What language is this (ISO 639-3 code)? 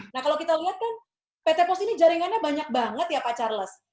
ind